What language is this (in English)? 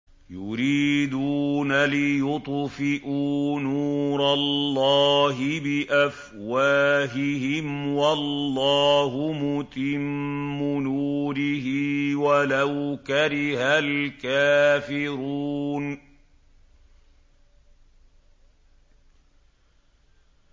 Arabic